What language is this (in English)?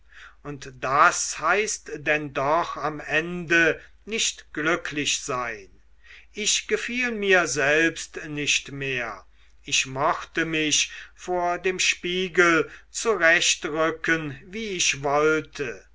German